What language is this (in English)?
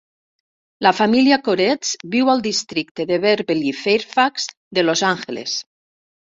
Catalan